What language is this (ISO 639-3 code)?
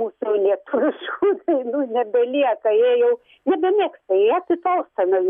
lit